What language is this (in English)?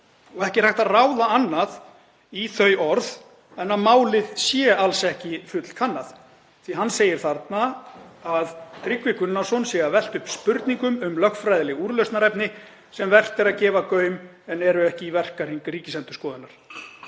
Icelandic